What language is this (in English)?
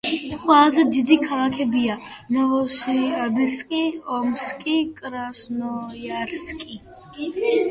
Georgian